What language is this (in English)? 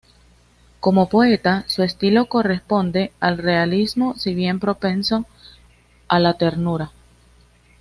Spanish